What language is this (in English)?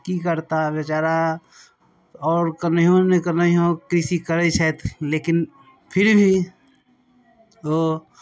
Maithili